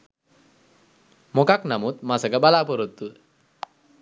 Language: Sinhala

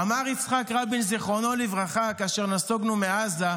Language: Hebrew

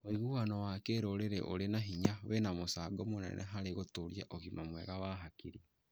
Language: Kikuyu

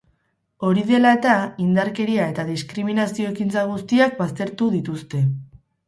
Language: Basque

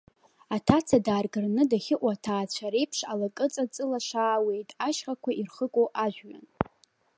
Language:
Abkhazian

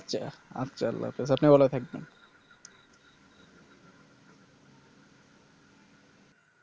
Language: Bangla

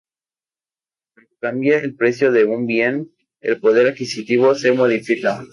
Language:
Spanish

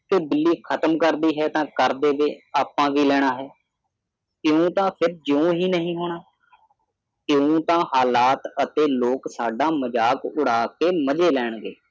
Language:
Punjabi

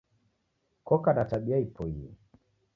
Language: Taita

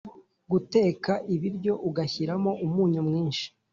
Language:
Kinyarwanda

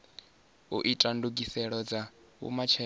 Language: Venda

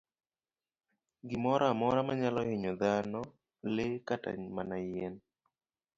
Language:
Luo (Kenya and Tanzania)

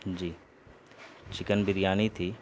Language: Urdu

